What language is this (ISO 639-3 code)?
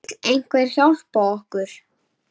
isl